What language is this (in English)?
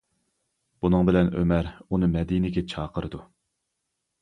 Uyghur